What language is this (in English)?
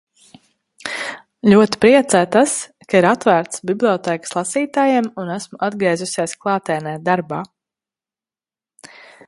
Latvian